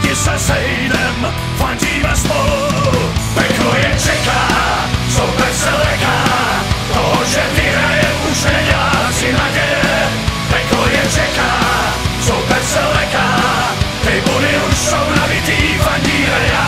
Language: Czech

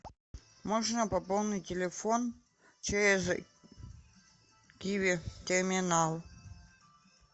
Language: Russian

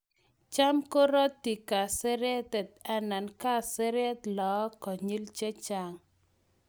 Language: Kalenjin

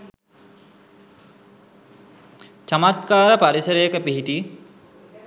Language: Sinhala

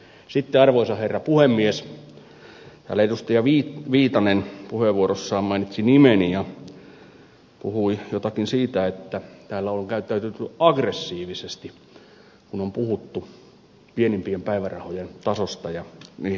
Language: Finnish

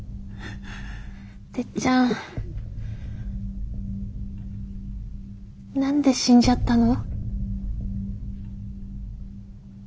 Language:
Japanese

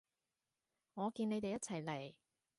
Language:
Cantonese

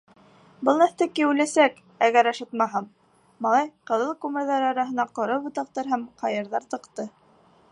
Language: Bashkir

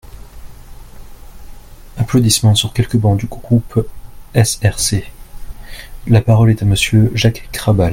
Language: French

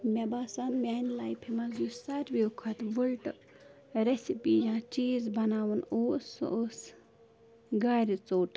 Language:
Kashmiri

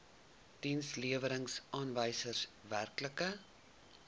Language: Afrikaans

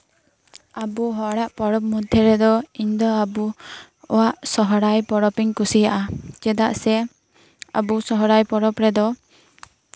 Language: Santali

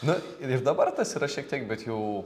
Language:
Lithuanian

